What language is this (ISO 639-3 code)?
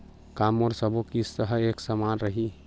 hne